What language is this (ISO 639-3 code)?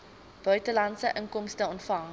afr